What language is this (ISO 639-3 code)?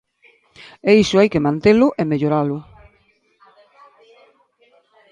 glg